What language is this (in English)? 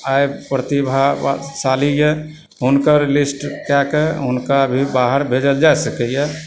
Maithili